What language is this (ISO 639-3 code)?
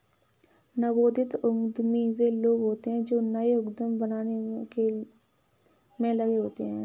hin